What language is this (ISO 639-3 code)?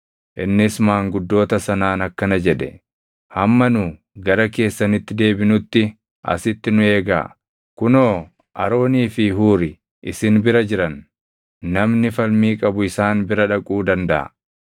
orm